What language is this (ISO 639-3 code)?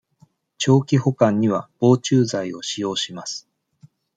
jpn